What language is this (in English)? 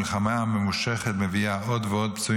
Hebrew